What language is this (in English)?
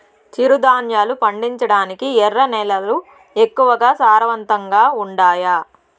Telugu